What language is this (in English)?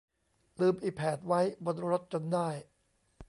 Thai